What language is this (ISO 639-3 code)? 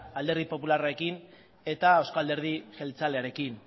eus